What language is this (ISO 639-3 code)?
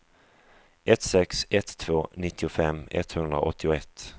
swe